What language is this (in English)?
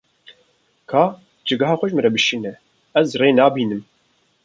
Kurdish